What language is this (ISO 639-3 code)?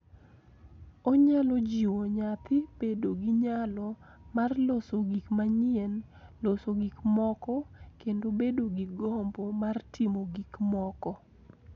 luo